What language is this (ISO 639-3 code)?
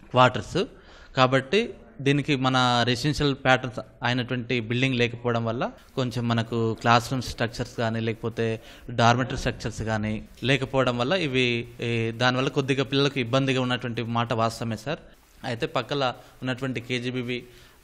tel